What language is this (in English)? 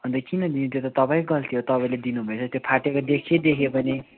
Nepali